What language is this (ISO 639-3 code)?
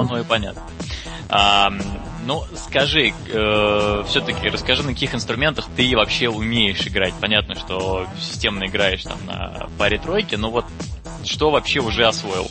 rus